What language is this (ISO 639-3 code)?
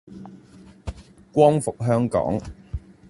yue